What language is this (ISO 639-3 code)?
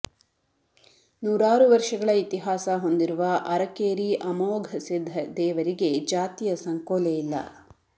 kan